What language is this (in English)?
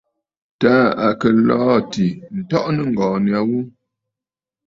Bafut